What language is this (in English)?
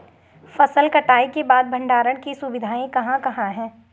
Hindi